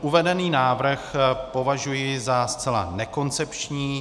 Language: Czech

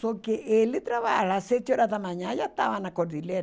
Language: Portuguese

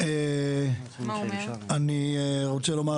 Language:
Hebrew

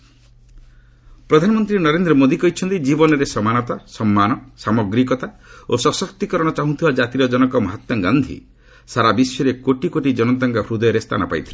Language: Odia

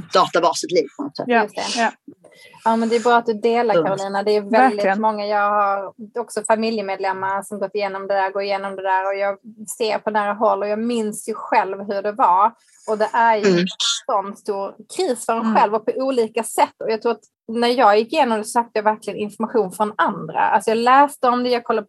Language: Swedish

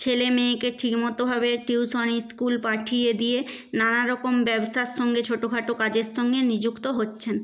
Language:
Bangla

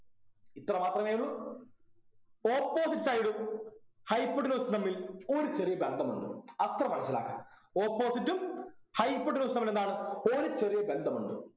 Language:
Malayalam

